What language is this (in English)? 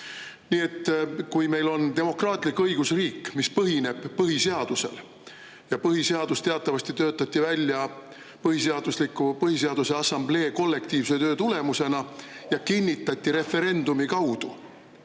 Estonian